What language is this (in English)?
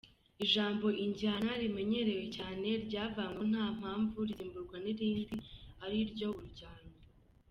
Kinyarwanda